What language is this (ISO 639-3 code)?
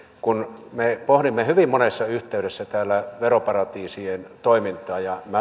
fin